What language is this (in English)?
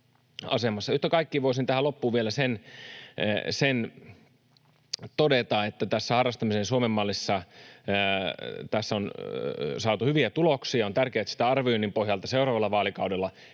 Finnish